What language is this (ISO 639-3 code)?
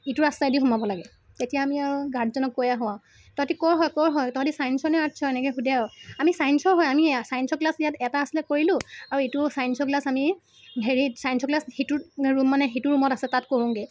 asm